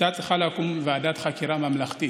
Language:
Hebrew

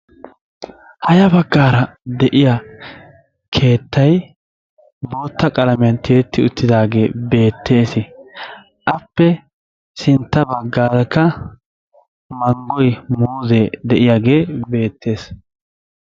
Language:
Wolaytta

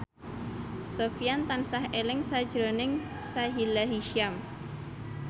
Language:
Javanese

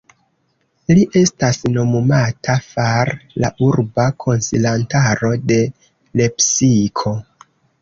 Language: Esperanto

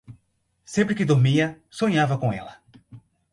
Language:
Portuguese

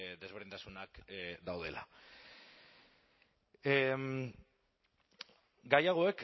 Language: Basque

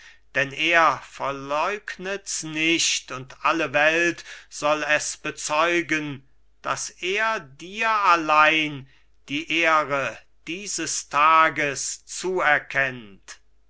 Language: German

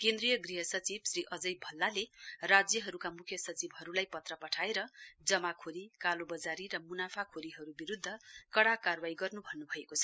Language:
Nepali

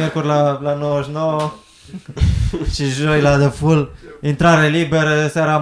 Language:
Romanian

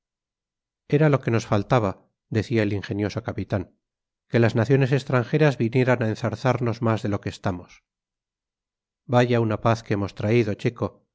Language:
Spanish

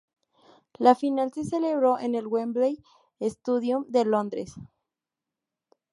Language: Spanish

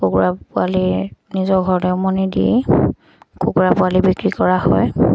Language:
Assamese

